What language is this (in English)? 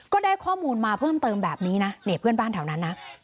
Thai